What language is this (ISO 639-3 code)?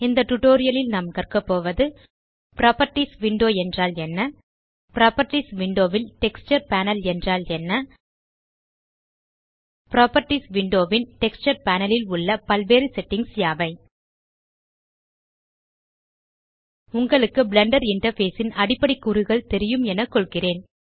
tam